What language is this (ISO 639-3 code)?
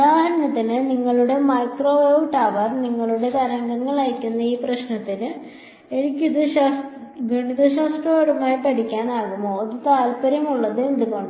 mal